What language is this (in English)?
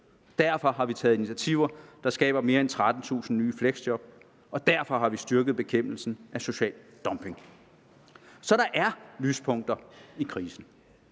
Danish